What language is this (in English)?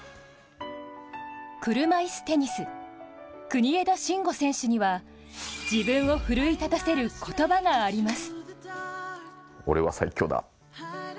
Japanese